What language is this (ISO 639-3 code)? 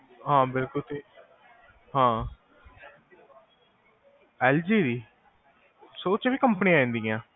pan